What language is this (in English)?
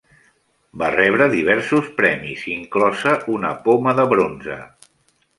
Catalan